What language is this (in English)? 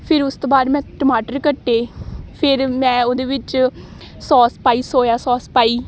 Punjabi